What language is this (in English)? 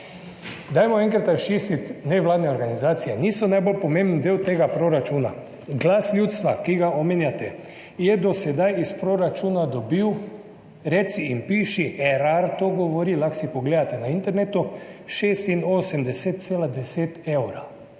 Slovenian